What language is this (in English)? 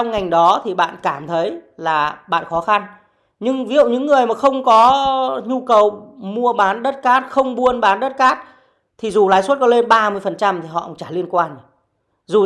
Vietnamese